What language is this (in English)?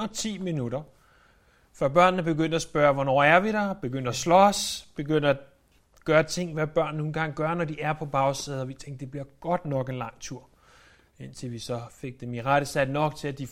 Danish